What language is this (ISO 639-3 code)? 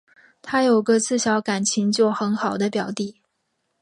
zho